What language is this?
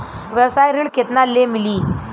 Bhojpuri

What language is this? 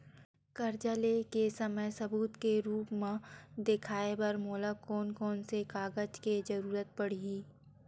Chhattisgarhi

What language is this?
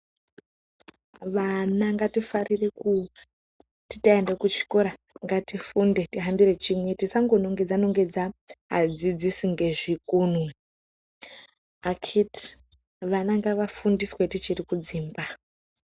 Ndau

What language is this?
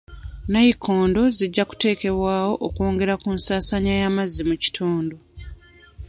Ganda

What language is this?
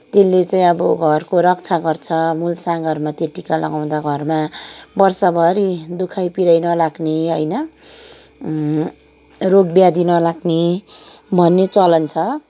Nepali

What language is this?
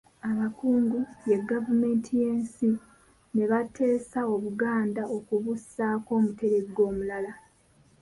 Ganda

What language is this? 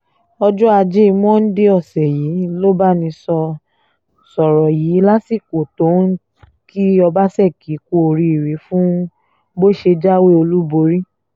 Yoruba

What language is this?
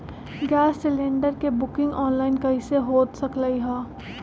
Magahi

